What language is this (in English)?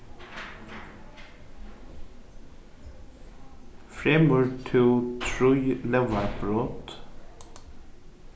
Faroese